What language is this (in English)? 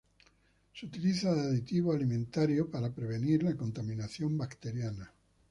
Spanish